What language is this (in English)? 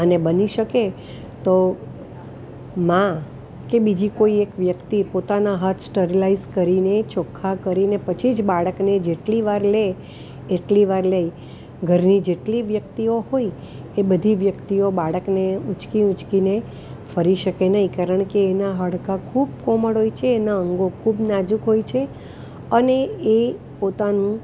Gujarati